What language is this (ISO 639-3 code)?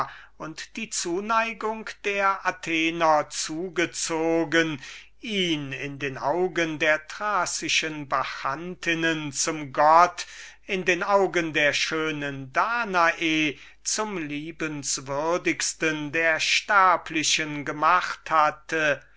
deu